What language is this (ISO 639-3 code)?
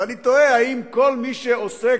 heb